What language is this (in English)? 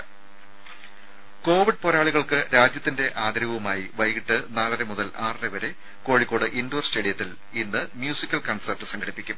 Malayalam